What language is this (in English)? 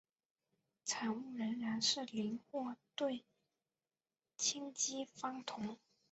Chinese